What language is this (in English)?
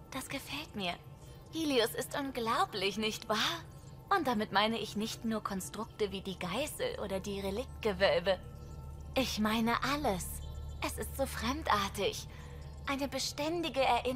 German